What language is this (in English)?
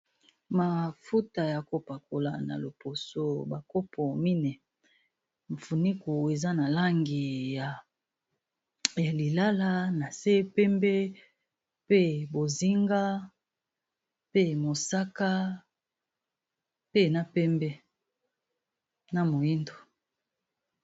Lingala